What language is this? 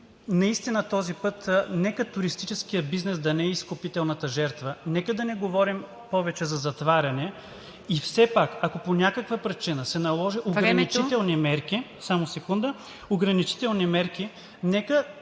Bulgarian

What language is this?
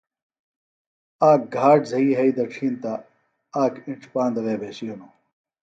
Phalura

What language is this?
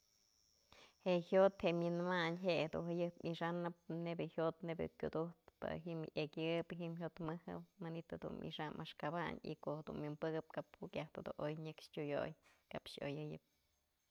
Mazatlán Mixe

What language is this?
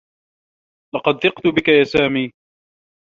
Arabic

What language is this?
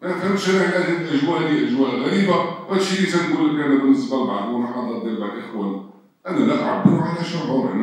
Arabic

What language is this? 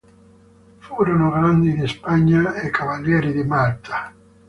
Italian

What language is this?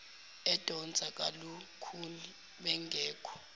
Zulu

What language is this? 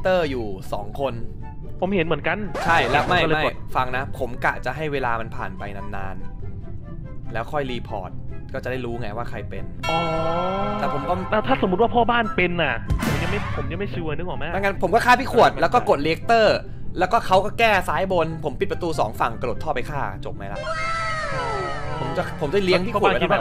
Thai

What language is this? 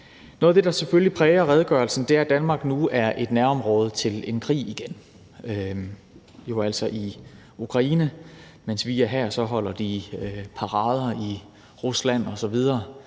Danish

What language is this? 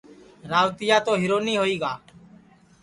Sansi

